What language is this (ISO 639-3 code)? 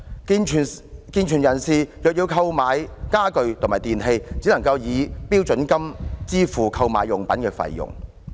yue